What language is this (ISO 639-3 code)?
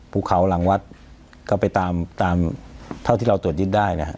tha